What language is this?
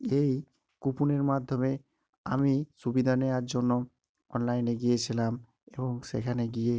Bangla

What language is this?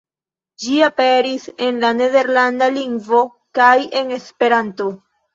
Esperanto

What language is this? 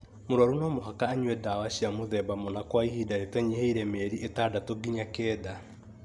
Kikuyu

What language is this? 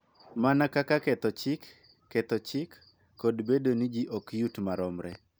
Luo (Kenya and Tanzania)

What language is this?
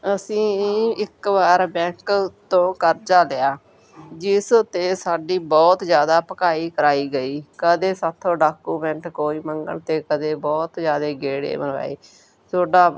Punjabi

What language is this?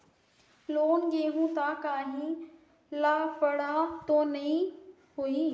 Chhattisgarhi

